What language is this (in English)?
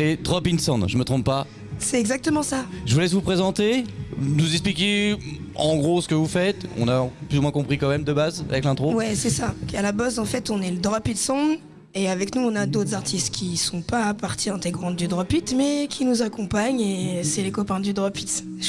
French